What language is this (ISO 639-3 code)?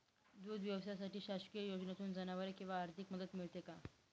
mar